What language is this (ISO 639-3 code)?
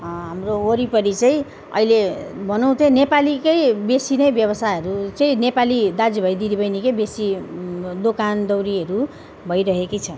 nep